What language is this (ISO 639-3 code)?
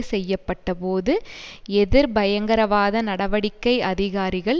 tam